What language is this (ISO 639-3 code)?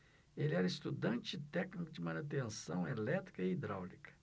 por